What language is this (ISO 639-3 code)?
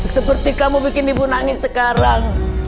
ind